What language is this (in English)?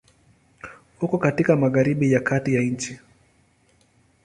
Swahili